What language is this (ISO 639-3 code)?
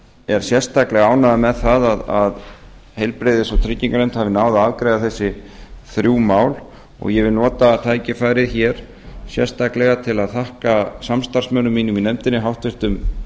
isl